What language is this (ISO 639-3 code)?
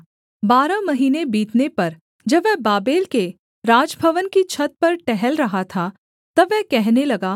hin